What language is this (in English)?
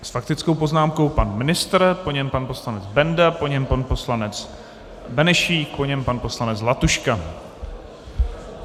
Czech